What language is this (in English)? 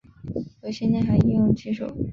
Chinese